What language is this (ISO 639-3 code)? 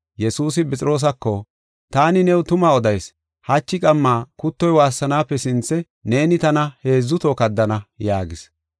gof